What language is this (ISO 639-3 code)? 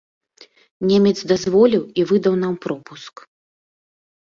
bel